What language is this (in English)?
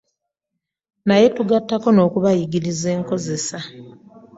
Ganda